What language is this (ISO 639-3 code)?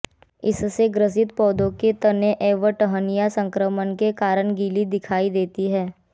hin